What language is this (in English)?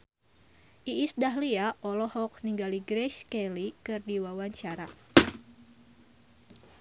Sundanese